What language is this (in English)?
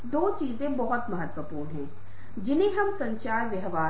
Hindi